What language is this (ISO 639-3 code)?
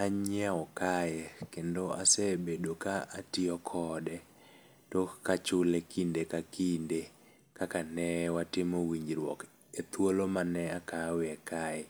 luo